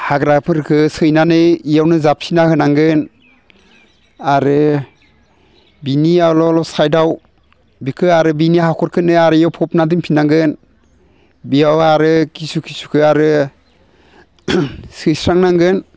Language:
Bodo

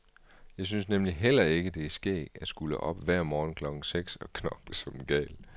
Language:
Danish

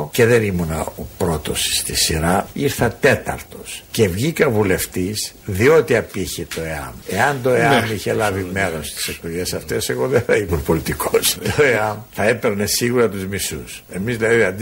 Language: Greek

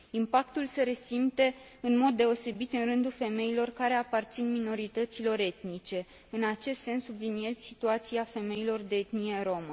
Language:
Romanian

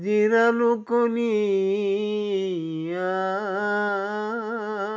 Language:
Assamese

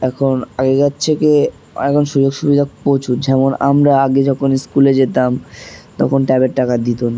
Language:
Bangla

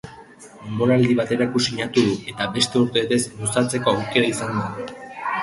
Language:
Basque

